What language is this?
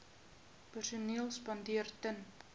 Afrikaans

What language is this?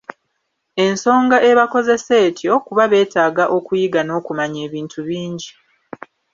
Ganda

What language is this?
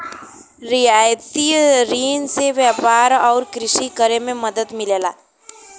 Bhojpuri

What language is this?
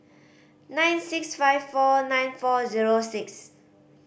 English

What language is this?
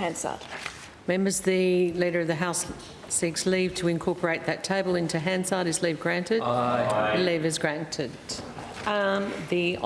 English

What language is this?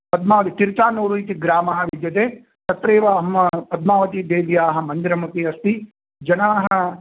Sanskrit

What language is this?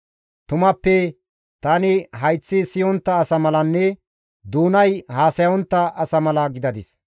Gamo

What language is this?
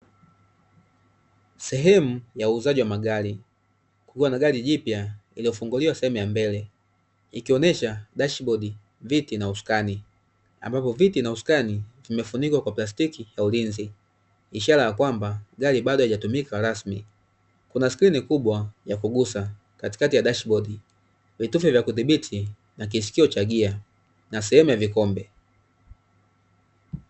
Swahili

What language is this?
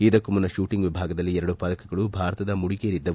Kannada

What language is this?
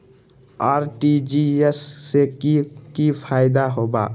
Magahi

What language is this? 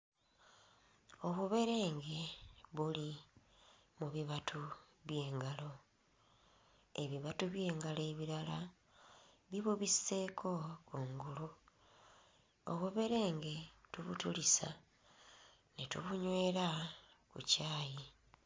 Ganda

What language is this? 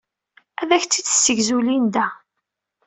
Kabyle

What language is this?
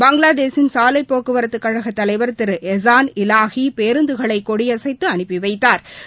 Tamil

